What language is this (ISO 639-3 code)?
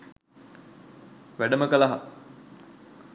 sin